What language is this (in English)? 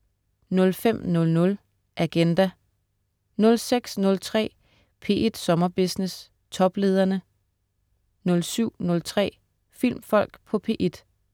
Danish